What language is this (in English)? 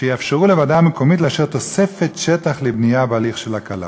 Hebrew